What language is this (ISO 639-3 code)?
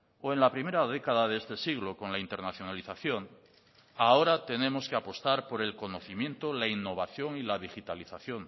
spa